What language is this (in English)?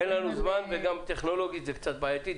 Hebrew